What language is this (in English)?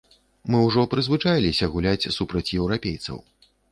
Belarusian